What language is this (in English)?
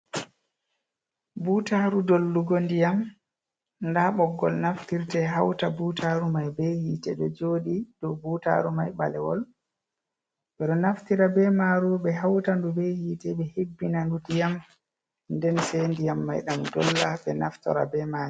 Fula